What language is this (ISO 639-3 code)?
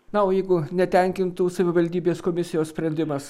lit